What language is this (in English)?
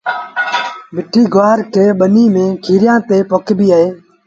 Sindhi Bhil